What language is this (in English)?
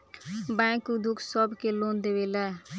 Bhojpuri